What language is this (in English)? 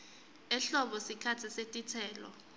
Swati